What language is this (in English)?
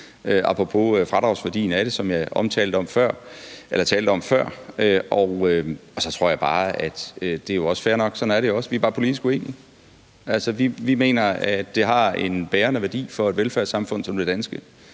Danish